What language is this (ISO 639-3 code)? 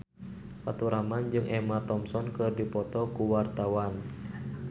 sun